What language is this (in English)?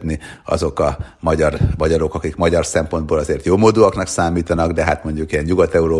Hungarian